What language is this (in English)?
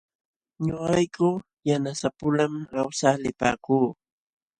Jauja Wanca Quechua